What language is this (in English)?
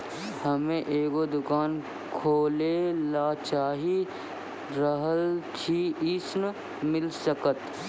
Maithili